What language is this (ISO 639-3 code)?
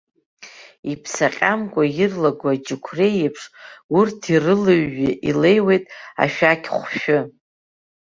abk